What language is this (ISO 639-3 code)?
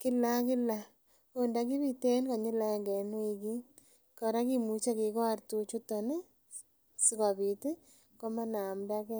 kln